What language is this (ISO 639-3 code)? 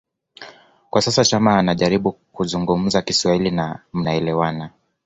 swa